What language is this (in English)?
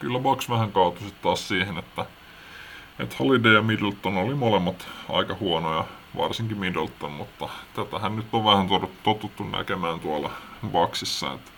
Finnish